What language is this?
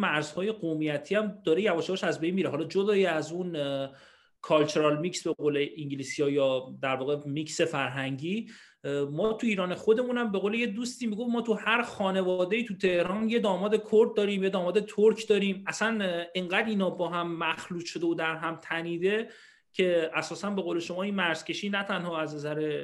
Persian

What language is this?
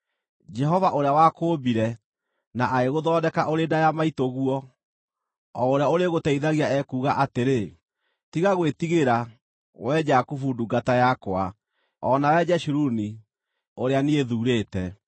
Kikuyu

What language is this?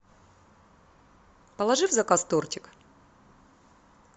Russian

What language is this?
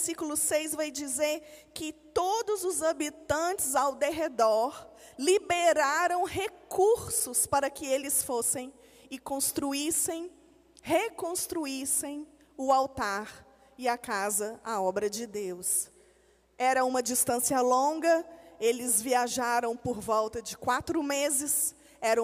Portuguese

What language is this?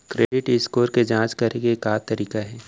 Chhattisgarhi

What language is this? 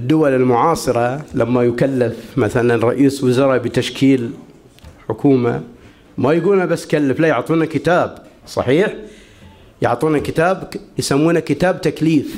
Arabic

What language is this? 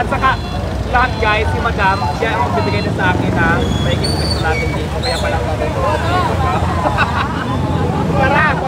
Filipino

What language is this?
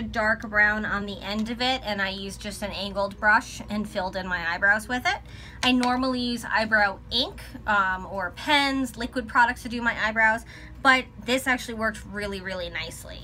English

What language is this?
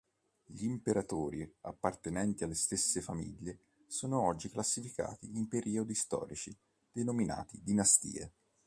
Italian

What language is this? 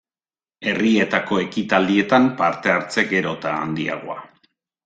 Basque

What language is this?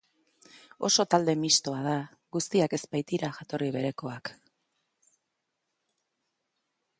Basque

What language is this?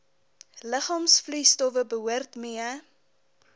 Afrikaans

